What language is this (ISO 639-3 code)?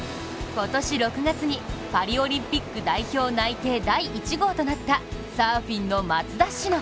jpn